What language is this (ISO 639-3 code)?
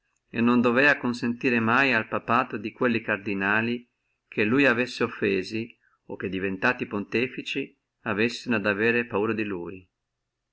ita